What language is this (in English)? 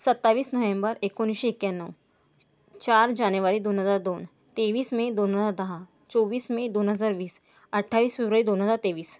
Marathi